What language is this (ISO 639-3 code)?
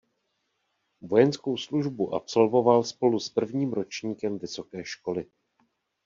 ces